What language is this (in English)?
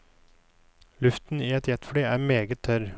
Norwegian